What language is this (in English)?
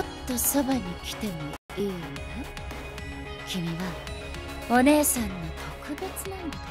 Japanese